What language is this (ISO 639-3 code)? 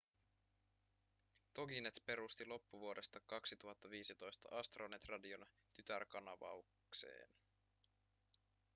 fin